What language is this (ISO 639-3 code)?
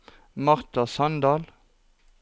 nor